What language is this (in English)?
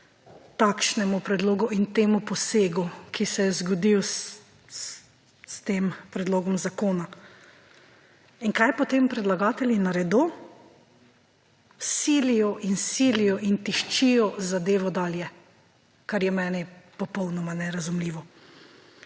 Slovenian